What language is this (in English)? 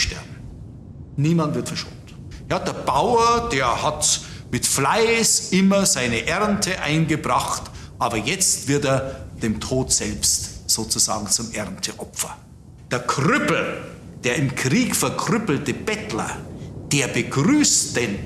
German